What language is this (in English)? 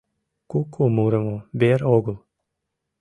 Mari